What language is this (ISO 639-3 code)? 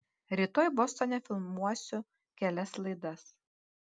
lit